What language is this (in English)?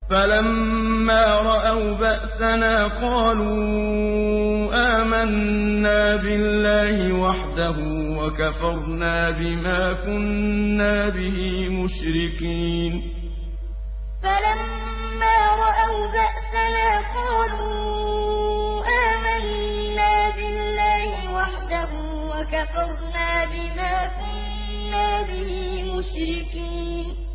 Arabic